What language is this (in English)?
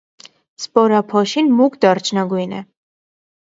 Armenian